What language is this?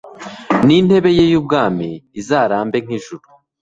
Kinyarwanda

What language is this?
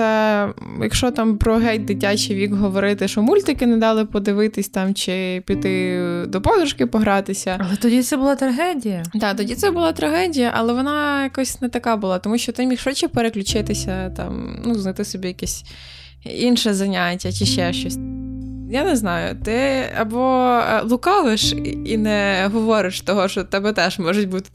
Ukrainian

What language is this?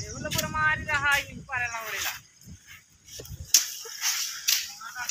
Thai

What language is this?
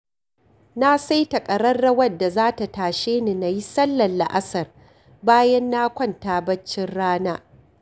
Hausa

